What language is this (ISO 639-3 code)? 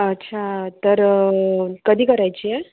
mar